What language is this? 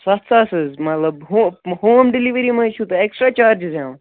Kashmiri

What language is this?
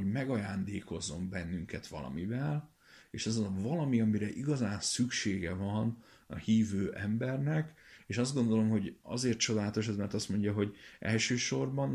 Hungarian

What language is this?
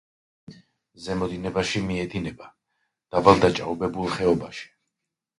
Georgian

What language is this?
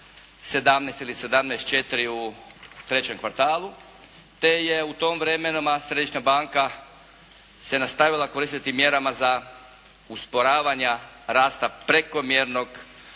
Croatian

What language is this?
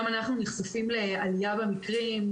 Hebrew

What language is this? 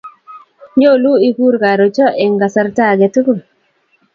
Kalenjin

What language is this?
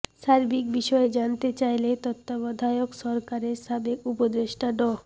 Bangla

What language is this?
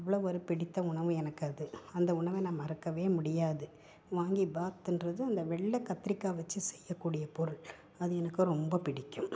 Tamil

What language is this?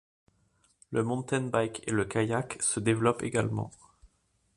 French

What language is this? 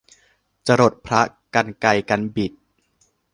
Thai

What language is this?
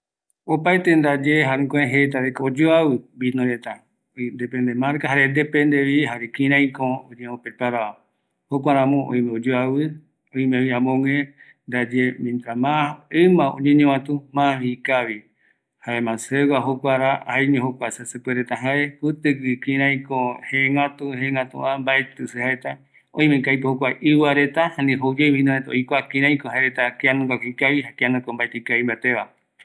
Eastern Bolivian Guaraní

